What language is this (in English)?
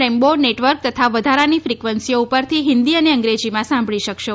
Gujarati